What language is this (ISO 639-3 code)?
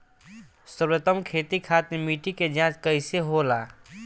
bho